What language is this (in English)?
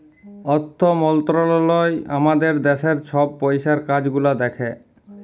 Bangla